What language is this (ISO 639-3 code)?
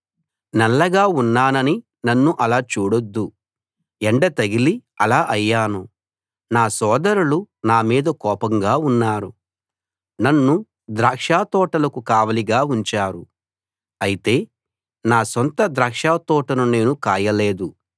tel